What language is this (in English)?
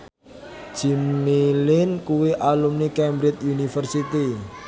Javanese